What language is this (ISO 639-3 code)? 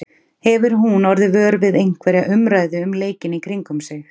isl